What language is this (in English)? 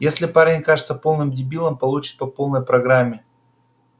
Russian